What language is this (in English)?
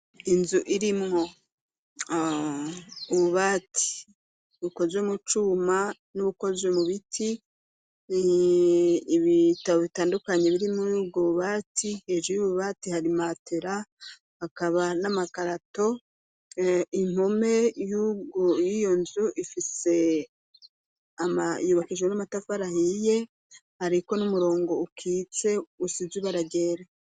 Rundi